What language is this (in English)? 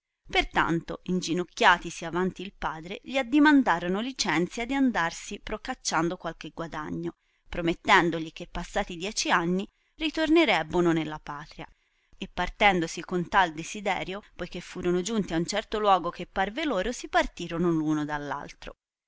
Italian